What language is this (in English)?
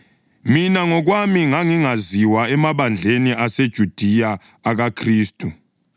North Ndebele